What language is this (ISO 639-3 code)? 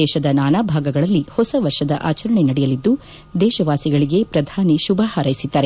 kan